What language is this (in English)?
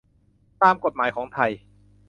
Thai